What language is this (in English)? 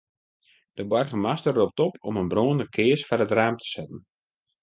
Western Frisian